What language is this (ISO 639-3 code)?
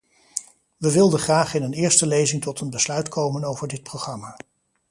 nld